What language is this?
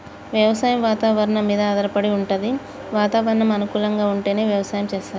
Telugu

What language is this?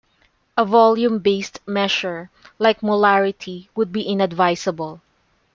English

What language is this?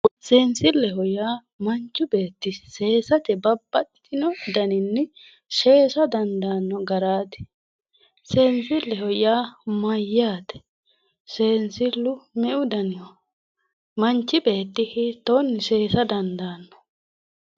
Sidamo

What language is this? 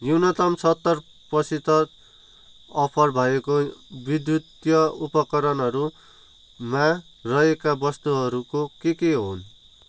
Nepali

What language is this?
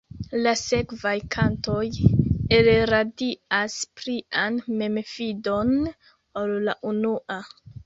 Esperanto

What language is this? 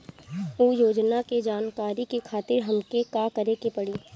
Bhojpuri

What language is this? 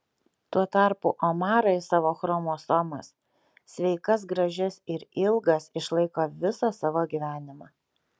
Lithuanian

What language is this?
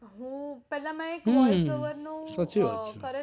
Gujarati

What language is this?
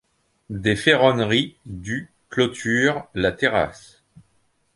French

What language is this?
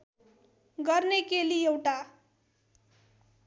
Nepali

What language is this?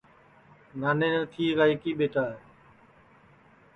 Sansi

